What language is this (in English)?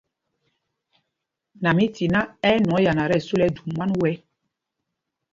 Mpumpong